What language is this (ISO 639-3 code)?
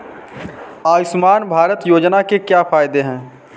hin